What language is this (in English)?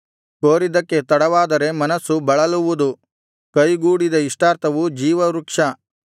Kannada